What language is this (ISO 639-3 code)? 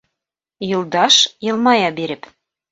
bak